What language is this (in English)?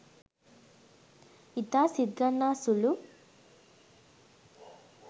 Sinhala